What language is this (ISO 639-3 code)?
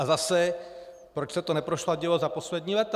ces